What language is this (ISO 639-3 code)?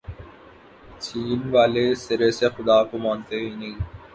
urd